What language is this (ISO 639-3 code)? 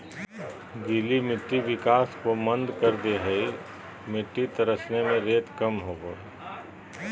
mag